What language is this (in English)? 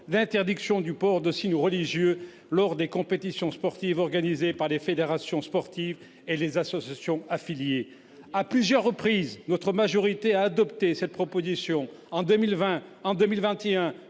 French